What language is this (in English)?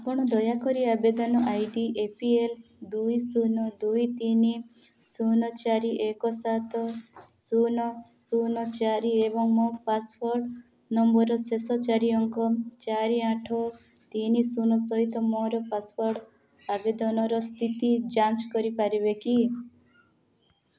Odia